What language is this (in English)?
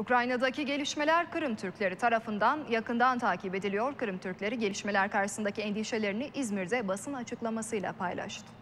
Turkish